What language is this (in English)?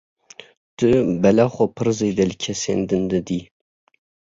Kurdish